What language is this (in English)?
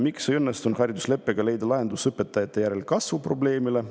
Estonian